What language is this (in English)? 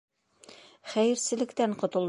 Bashkir